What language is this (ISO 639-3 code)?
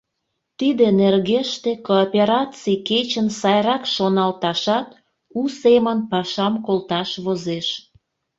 chm